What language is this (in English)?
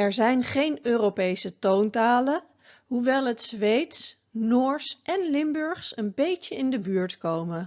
Dutch